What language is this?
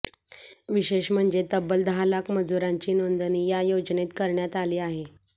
Marathi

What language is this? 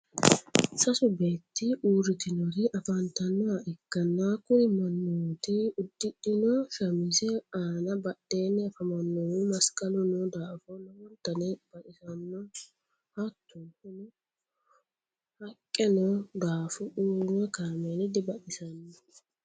Sidamo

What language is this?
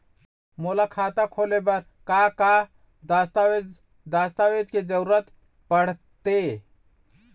Chhattisgarhi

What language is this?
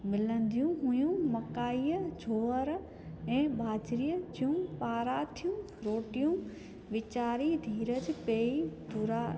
Sindhi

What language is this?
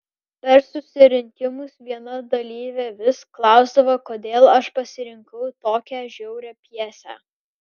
Lithuanian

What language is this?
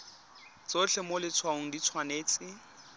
Tswana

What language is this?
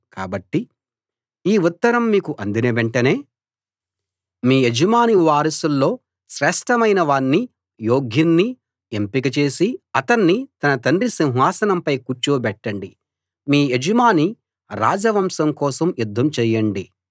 Telugu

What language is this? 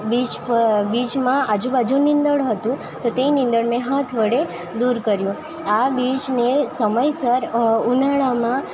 Gujarati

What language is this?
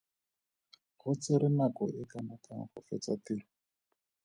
Tswana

